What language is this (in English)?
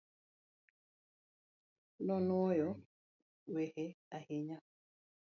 Luo (Kenya and Tanzania)